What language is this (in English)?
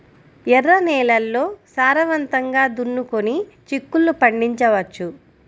Telugu